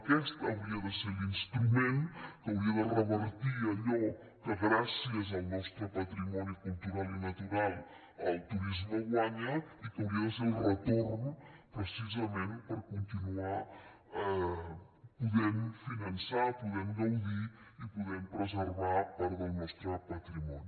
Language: Catalan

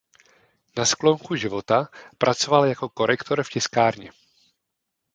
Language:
Czech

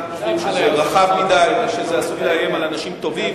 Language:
Hebrew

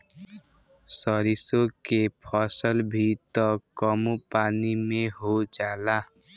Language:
Bhojpuri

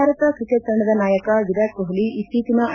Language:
Kannada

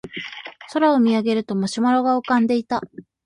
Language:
Japanese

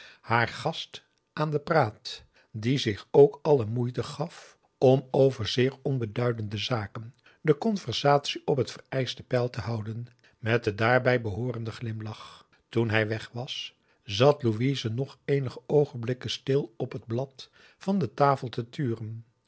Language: Dutch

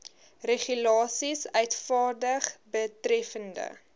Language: Afrikaans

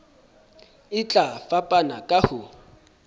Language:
Southern Sotho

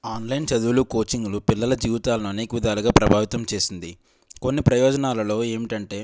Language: Telugu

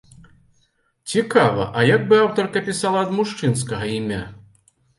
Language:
Belarusian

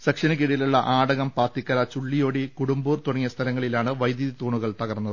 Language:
Malayalam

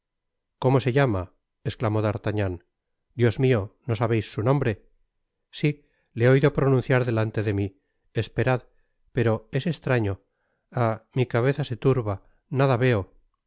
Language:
Spanish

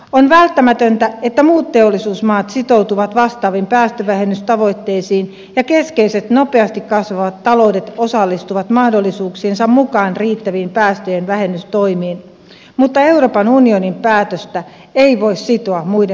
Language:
Finnish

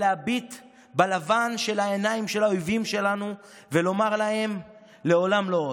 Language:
Hebrew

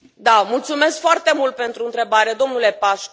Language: Romanian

